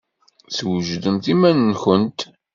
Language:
Kabyle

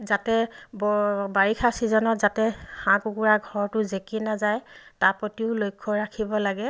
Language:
Assamese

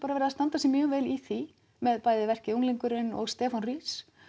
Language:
Icelandic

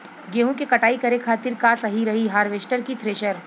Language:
Bhojpuri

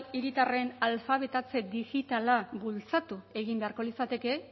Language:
Basque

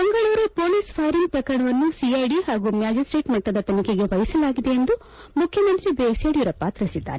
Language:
Kannada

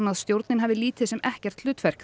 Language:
Icelandic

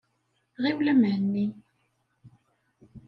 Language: Kabyle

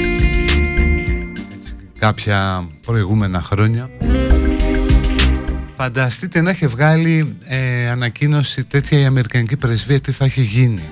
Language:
Greek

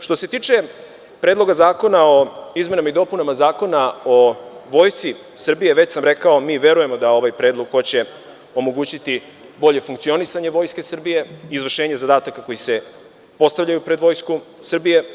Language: Serbian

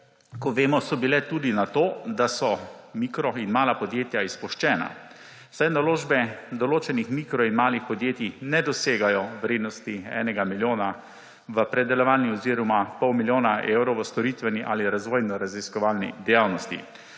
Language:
Slovenian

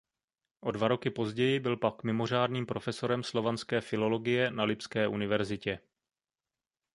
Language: Czech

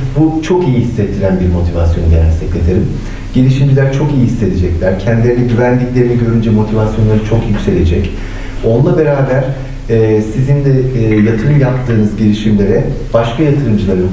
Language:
Turkish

